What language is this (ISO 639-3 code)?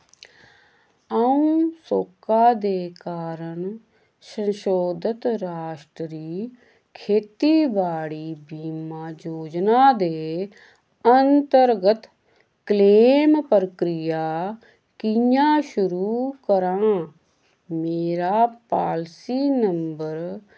doi